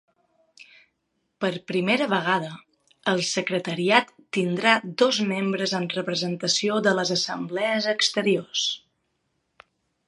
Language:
Catalan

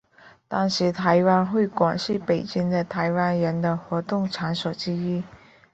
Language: Chinese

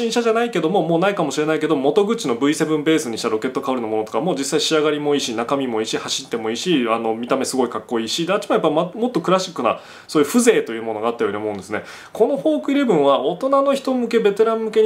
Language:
Japanese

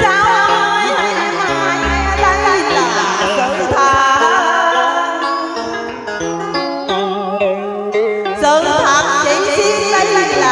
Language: Thai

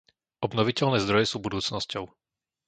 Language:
Slovak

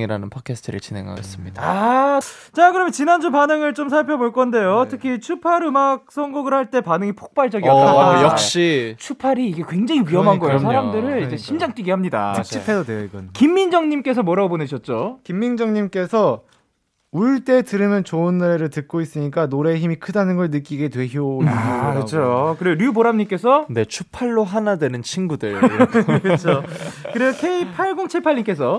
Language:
Korean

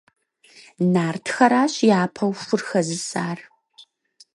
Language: Kabardian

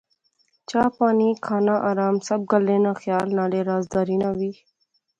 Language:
Pahari-Potwari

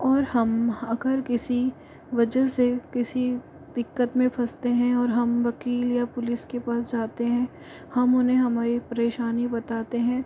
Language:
Hindi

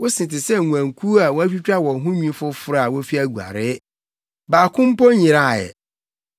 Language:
Akan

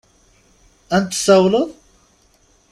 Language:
Kabyle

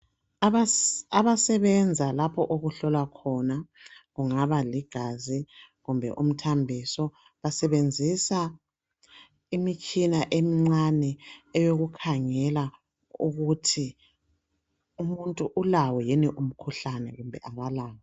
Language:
North Ndebele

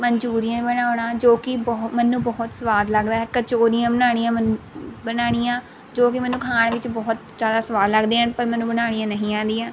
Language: Punjabi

